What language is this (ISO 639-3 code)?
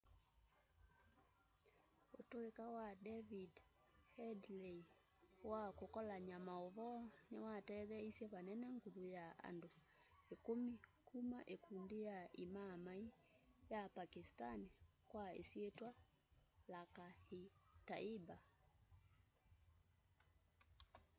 kam